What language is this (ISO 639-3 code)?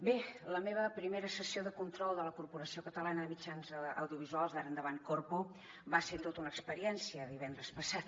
cat